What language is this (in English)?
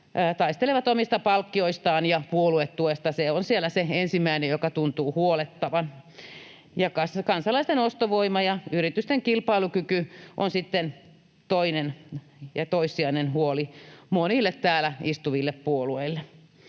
Finnish